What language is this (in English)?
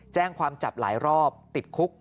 Thai